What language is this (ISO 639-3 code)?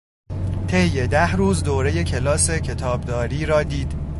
fas